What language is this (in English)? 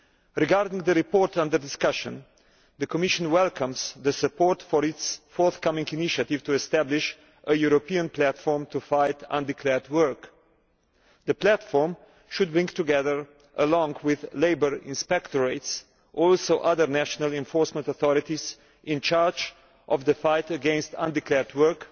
English